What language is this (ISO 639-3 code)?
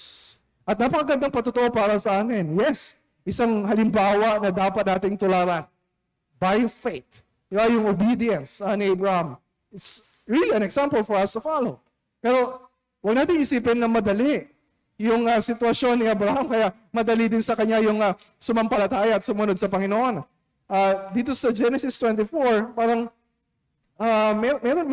fil